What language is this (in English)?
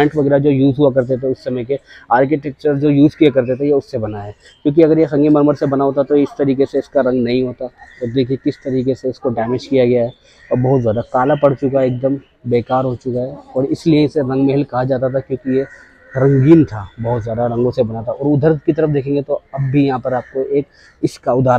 Hindi